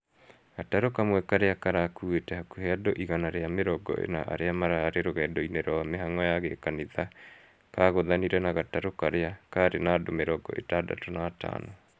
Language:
Kikuyu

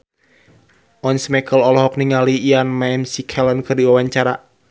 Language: Sundanese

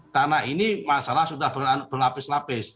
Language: Indonesian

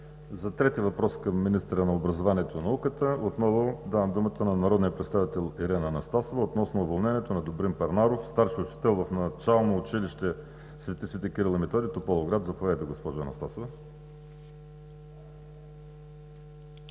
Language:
Bulgarian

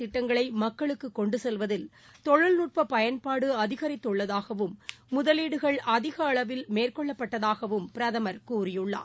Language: Tamil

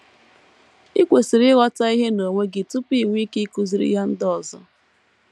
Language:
Igbo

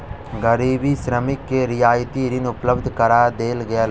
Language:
Maithili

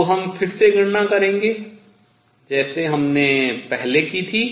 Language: Hindi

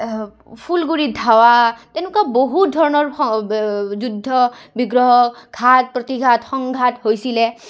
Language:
Assamese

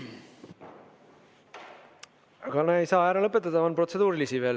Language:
Estonian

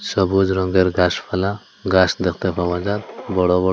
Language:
Bangla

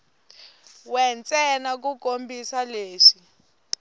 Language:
Tsonga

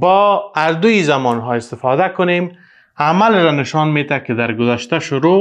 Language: Persian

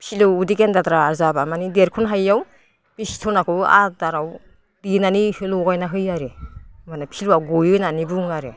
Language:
Bodo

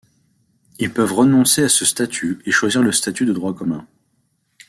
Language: French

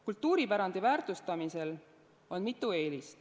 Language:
Estonian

